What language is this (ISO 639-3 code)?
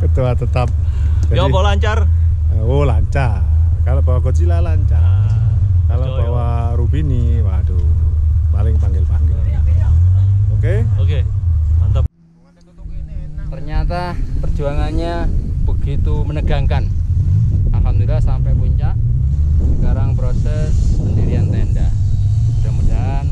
ind